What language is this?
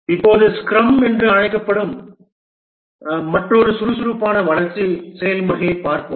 Tamil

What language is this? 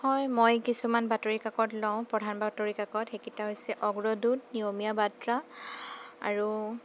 Assamese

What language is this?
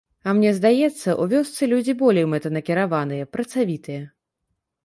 Belarusian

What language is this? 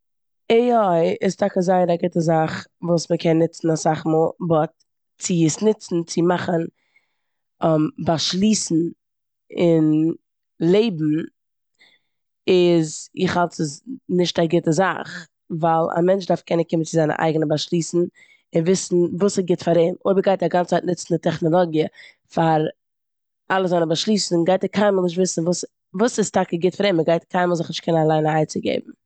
Yiddish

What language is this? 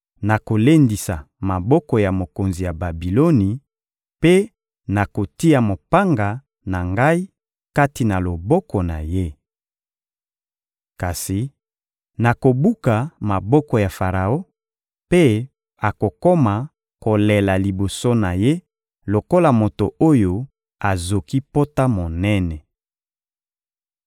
Lingala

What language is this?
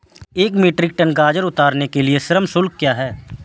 Hindi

